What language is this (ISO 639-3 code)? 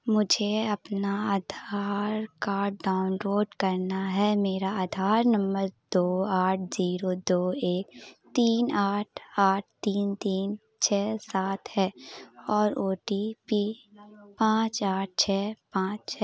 urd